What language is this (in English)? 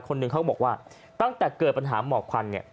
Thai